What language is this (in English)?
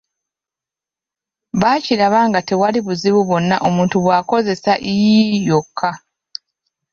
Ganda